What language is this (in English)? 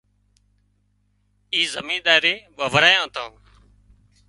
Wadiyara Koli